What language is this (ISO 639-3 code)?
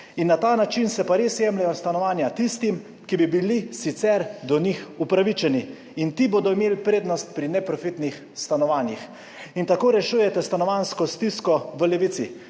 slv